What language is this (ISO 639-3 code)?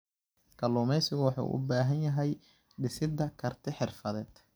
som